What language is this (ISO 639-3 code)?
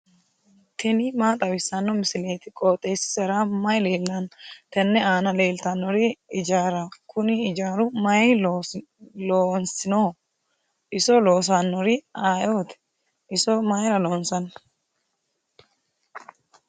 sid